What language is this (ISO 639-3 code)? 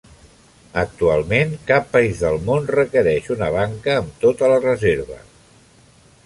cat